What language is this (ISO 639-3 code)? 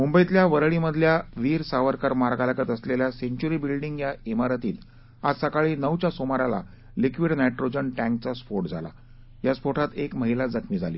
mar